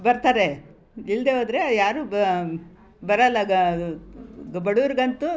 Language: Kannada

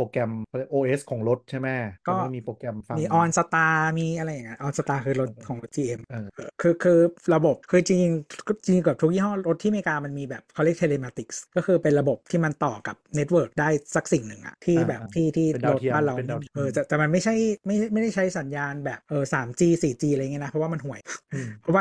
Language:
Thai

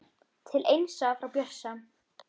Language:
Icelandic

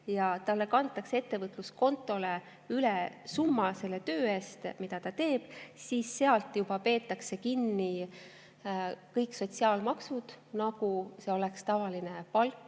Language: Estonian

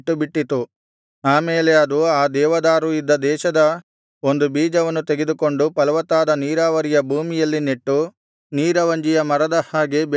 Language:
Kannada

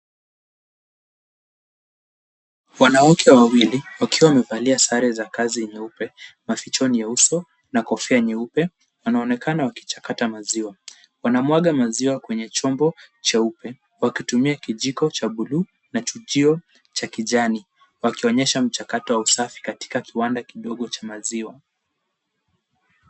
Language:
Swahili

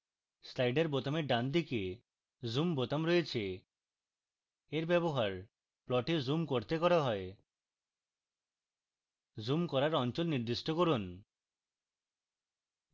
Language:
Bangla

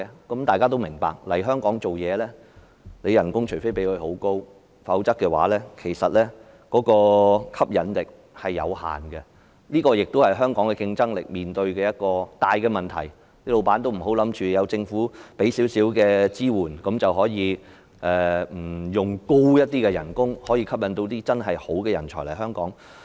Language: Cantonese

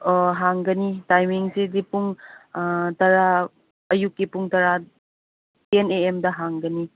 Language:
Manipuri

